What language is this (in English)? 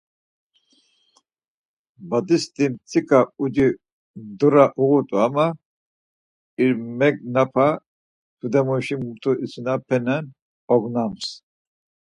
Laz